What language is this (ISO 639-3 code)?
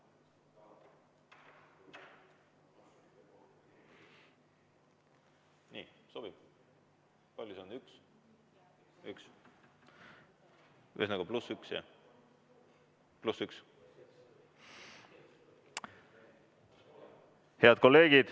est